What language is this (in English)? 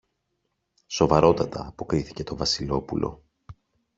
Greek